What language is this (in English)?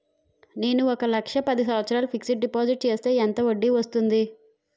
Telugu